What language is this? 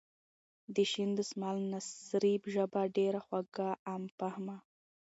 Pashto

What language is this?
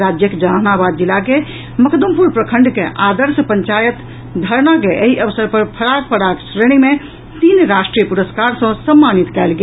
Maithili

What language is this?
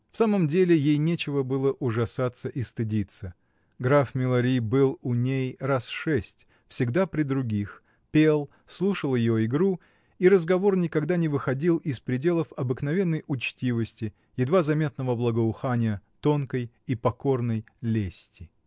Russian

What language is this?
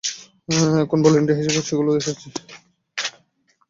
Bangla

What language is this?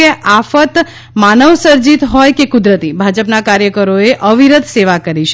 Gujarati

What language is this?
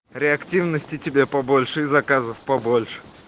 Russian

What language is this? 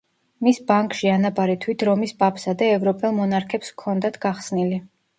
Georgian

